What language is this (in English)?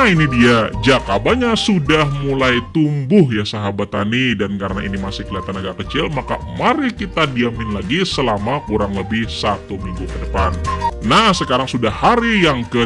Indonesian